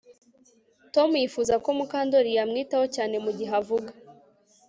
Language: Kinyarwanda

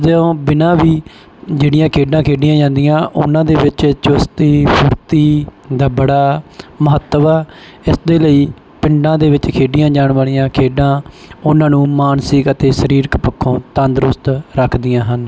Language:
Punjabi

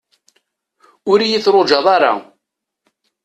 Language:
Kabyle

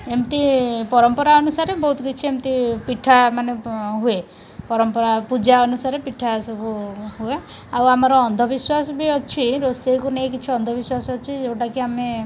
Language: Odia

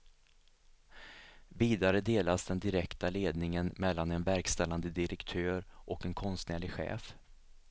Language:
Swedish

